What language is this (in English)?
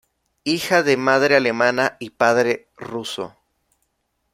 Spanish